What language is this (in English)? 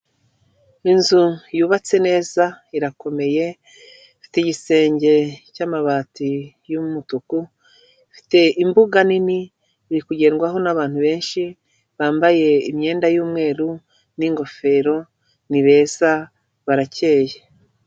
Kinyarwanda